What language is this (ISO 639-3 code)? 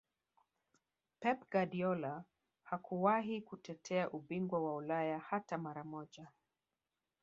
swa